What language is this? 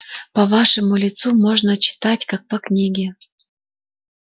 Russian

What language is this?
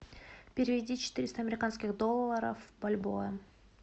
Russian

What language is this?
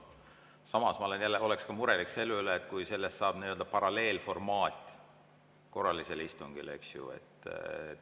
Estonian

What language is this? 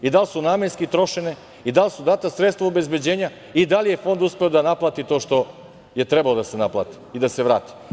Serbian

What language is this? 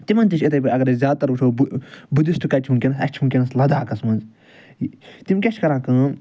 Kashmiri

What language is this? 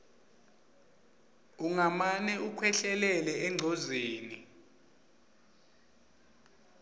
Swati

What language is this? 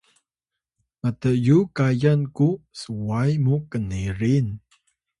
Atayal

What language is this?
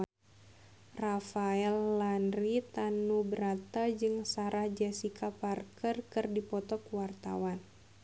Sundanese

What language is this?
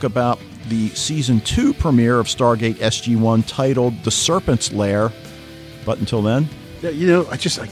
English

